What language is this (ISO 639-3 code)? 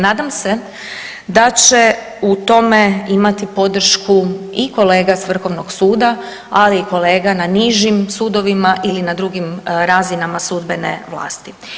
hrv